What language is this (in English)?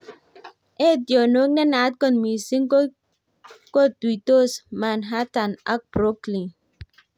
Kalenjin